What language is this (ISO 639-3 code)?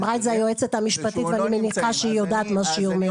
heb